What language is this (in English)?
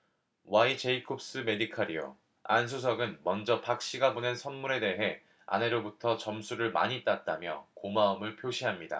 Korean